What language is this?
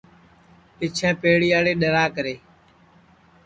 Sansi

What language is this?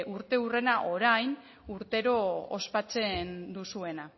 Basque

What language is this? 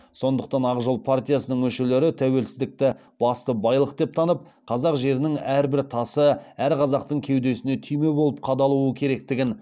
Kazakh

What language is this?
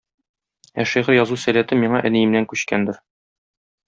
Tatar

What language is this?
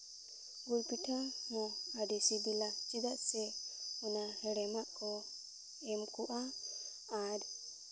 Santali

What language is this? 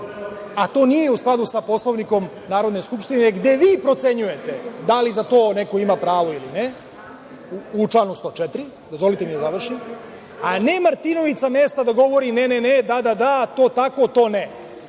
Serbian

